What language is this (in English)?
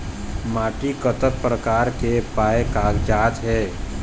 Chhattisgarhi